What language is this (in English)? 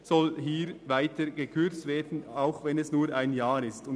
Swiss German